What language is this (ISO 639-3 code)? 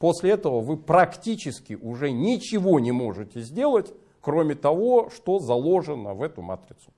rus